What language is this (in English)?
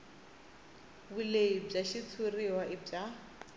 Tsonga